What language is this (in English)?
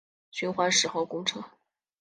Chinese